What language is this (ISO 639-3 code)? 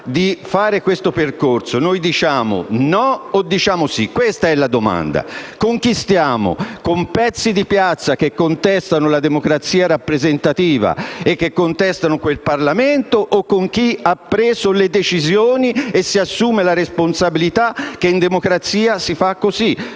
ita